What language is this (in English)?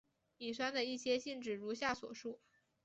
Chinese